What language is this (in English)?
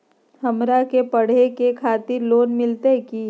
Magahi